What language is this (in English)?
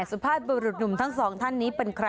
Thai